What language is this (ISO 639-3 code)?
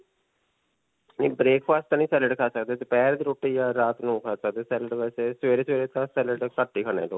pan